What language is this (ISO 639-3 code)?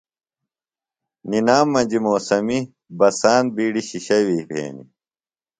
phl